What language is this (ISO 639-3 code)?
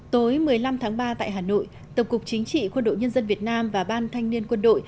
vie